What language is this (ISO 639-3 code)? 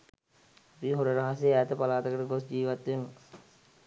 sin